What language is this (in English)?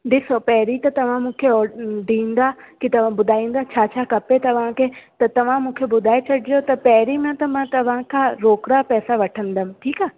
Sindhi